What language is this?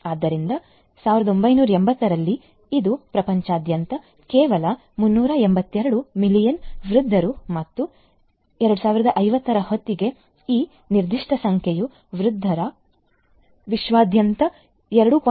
Kannada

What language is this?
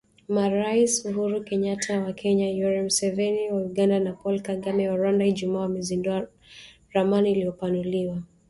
Swahili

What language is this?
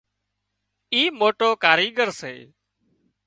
Wadiyara Koli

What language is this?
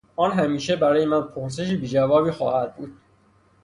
Persian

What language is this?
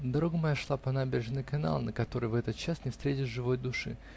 Russian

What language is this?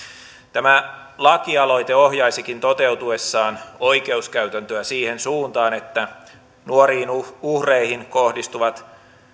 Finnish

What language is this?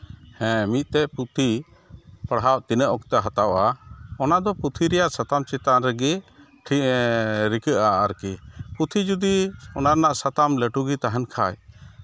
Santali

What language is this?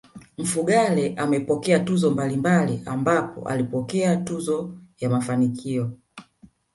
Swahili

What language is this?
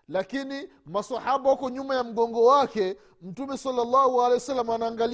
Swahili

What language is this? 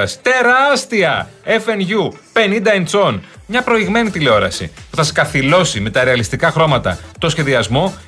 Greek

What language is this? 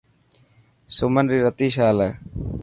Dhatki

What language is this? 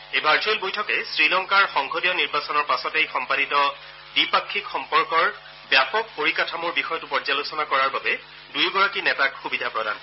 Assamese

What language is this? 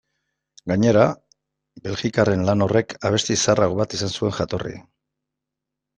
Basque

